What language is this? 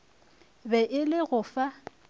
Northern Sotho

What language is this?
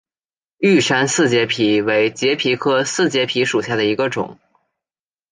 Chinese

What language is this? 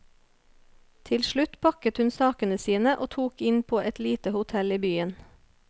Norwegian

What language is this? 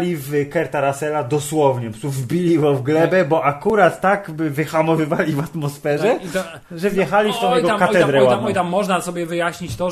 Polish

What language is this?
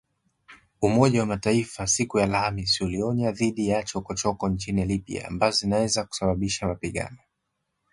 Swahili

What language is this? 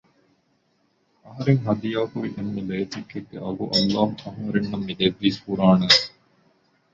Divehi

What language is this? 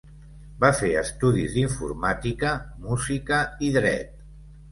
Catalan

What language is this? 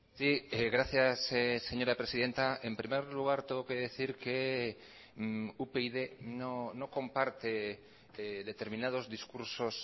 Spanish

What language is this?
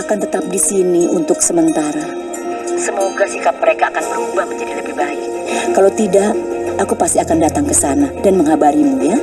Indonesian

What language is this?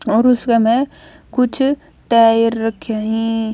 Haryanvi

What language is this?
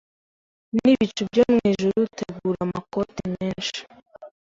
Kinyarwanda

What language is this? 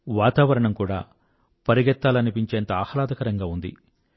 Telugu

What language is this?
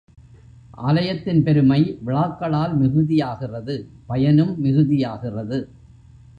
Tamil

